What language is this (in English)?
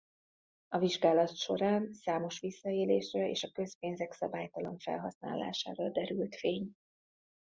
Hungarian